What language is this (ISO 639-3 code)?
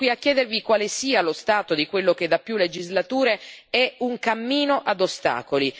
ita